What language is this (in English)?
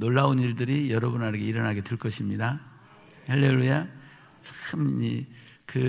Korean